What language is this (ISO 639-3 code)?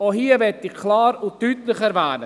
gsw